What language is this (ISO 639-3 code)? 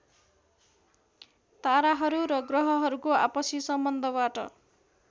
nep